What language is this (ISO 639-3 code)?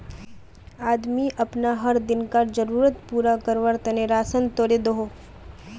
mag